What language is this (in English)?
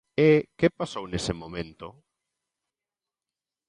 Galician